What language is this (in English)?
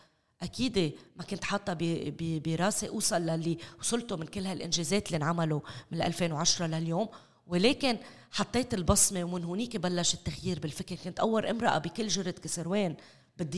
Arabic